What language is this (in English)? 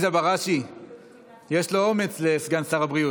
Hebrew